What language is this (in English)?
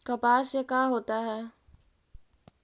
Magahi